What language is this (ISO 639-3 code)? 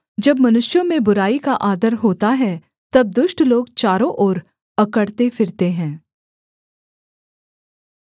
hin